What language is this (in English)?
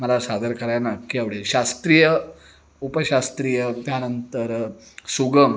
Marathi